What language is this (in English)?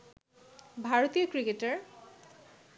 Bangla